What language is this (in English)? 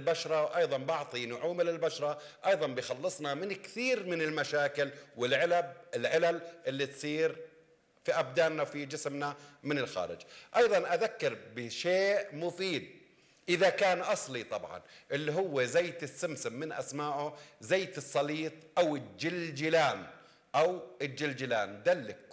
Arabic